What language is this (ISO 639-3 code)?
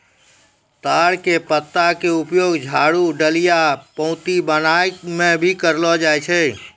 mai